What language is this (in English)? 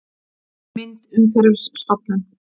Icelandic